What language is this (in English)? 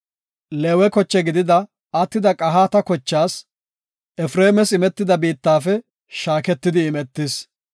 Gofa